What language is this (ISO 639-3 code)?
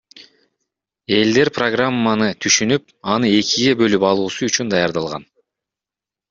kir